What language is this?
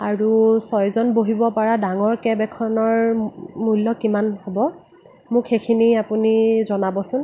Assamese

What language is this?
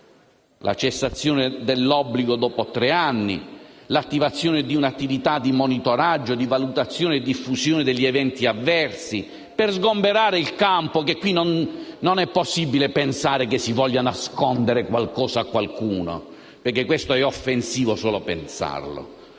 Italian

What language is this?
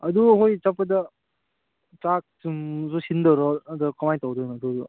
Manipuri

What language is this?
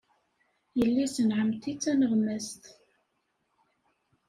Kabyle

